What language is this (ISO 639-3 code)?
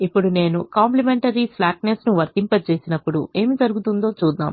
tel